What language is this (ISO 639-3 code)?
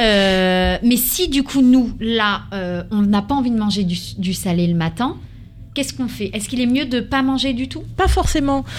fra